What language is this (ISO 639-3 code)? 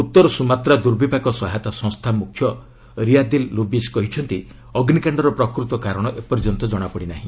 ori